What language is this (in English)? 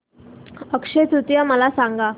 Marathi